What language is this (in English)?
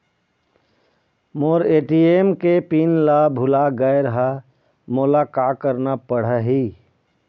Chhattisgarhi